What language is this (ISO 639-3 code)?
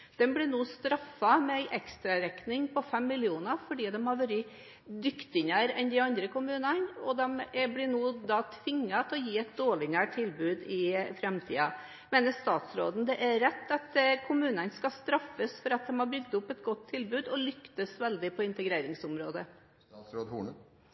nob